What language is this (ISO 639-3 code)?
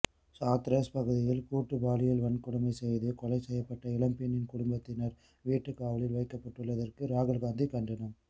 tam